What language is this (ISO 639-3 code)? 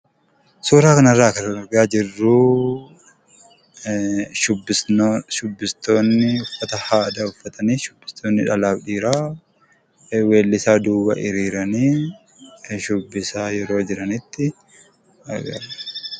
orm